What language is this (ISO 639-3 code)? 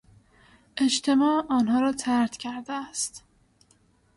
fas